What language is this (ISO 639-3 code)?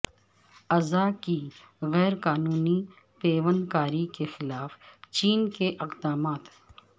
urd